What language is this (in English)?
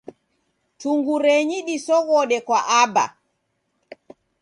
Taita